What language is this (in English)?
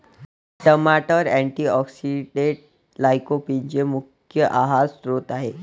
Marathi